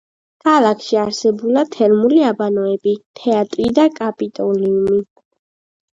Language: Georgian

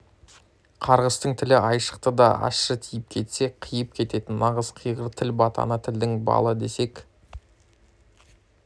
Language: Kazakh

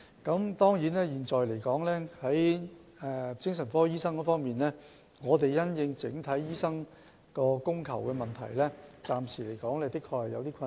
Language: Cantonese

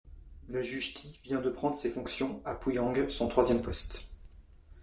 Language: French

